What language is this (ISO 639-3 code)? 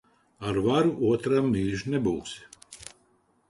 lav